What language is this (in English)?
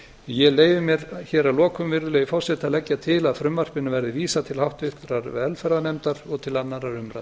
Icelandic